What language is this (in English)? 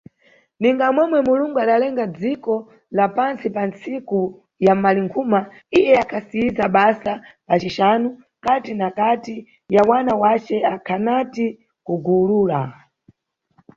Nyungwe